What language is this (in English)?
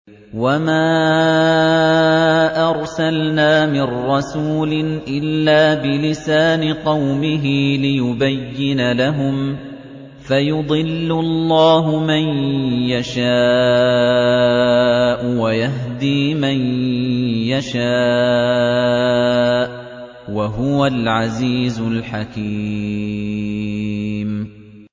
Arabic